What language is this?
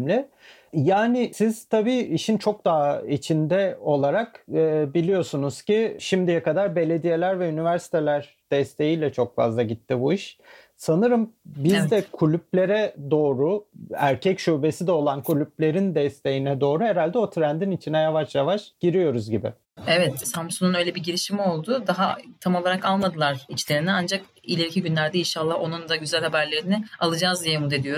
Turkish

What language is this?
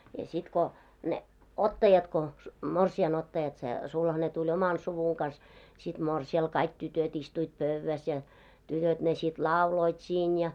Finnish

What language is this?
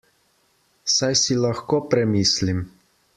Slovenian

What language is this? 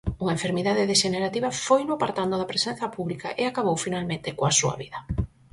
Galician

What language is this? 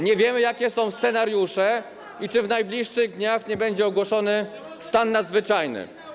Polish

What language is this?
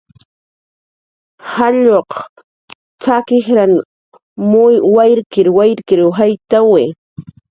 Jaqaru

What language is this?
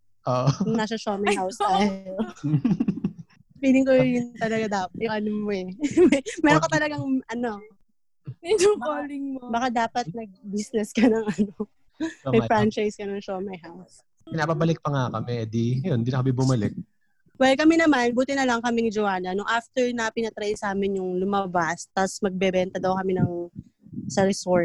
Filipino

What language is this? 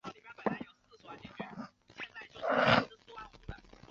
Chinese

